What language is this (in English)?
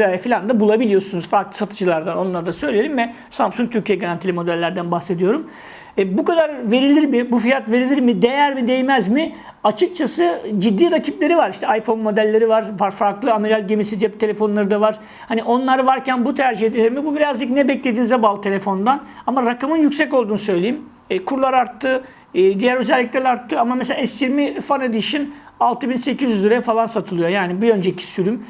Turkish